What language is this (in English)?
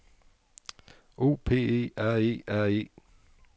Danish